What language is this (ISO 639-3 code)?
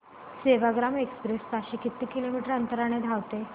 mar